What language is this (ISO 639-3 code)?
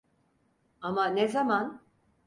tur